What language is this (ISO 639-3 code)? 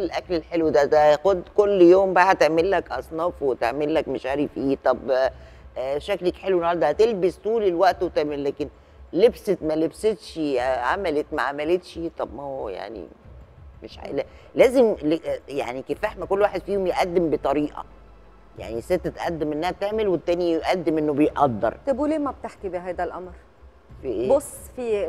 ara